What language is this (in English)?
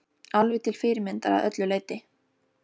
Icelandic